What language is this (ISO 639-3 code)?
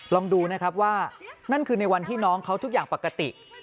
tha